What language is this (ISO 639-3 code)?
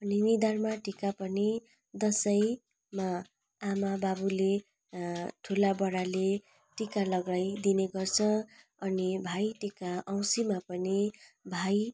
nep